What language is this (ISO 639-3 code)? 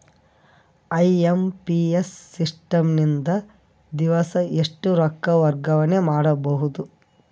kan